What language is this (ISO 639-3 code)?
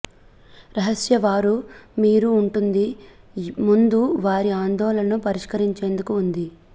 tel